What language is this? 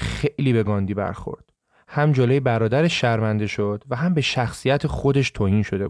Persian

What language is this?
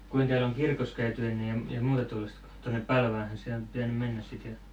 Finnish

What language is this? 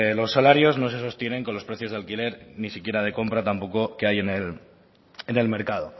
Spanish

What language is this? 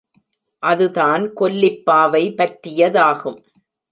Tamil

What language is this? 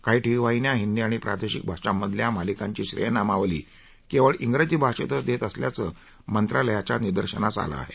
Marathi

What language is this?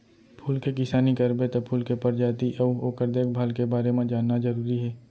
Chhattisgarhi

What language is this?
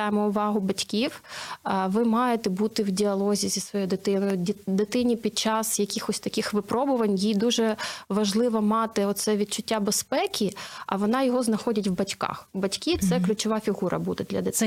Ukrainian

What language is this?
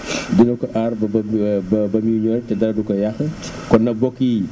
Wolof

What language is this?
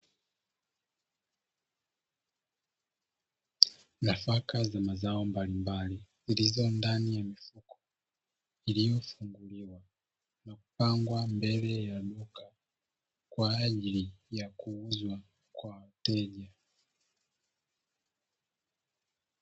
Swahili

